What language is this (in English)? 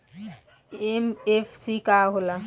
Bhojpuri